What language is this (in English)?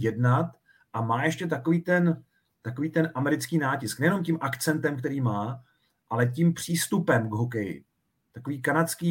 Czech